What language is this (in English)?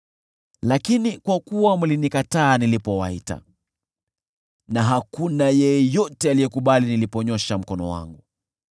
Swahili